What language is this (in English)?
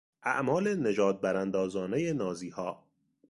Persian